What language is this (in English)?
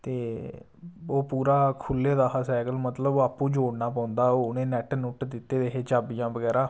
Dogri